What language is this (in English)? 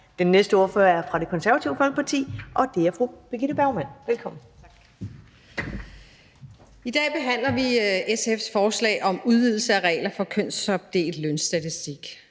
Danish